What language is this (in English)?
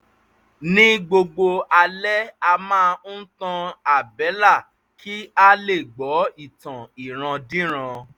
Yoruba